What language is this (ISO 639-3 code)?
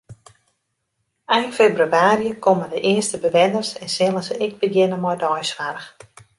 fry